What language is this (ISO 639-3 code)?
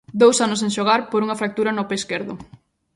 glg